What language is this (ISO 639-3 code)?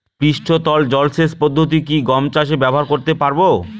ben